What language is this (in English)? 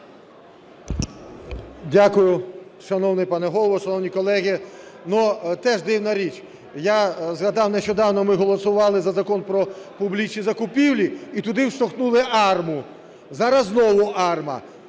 Ukrainian